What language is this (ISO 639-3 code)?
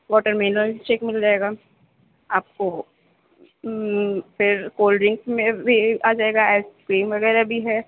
urd